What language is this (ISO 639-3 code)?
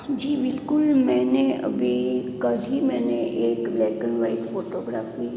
hin